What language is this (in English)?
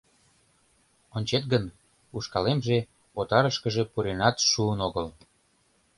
Mari